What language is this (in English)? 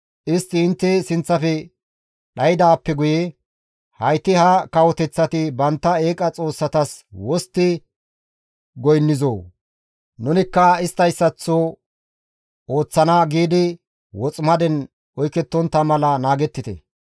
Gamo